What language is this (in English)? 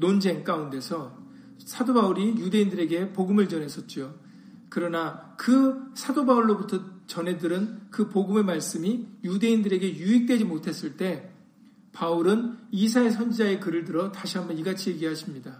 Korean